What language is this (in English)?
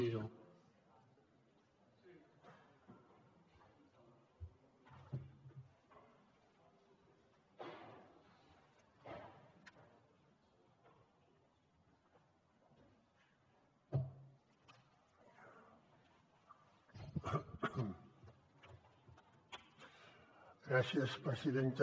Catalan